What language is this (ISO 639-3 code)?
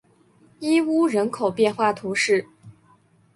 zho